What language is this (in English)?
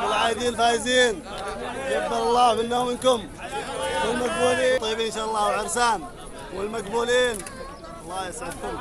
Arabic